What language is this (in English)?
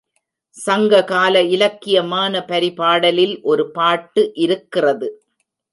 Tamil